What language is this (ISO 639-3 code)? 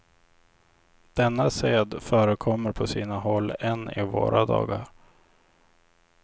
swe